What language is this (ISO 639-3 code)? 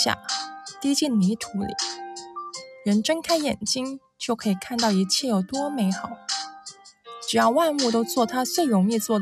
zho